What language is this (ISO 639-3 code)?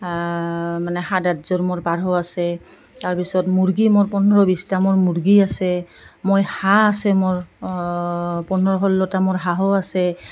asm